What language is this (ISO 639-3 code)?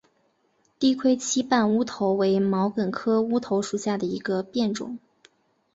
zho